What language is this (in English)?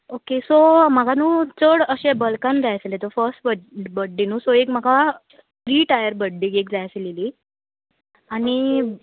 Konkani